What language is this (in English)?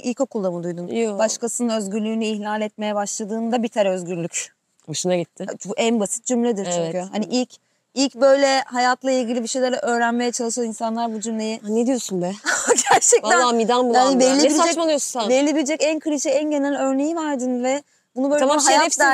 Turkish